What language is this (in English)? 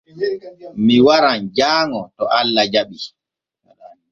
Borgu Fulfulde